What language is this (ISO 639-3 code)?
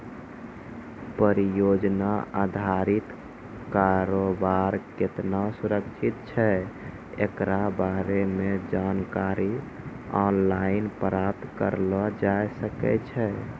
mai